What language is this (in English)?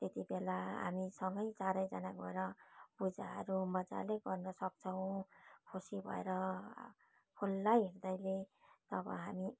Nepali